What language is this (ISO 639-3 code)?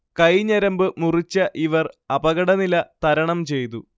mal